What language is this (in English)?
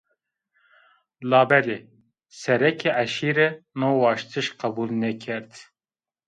Zaza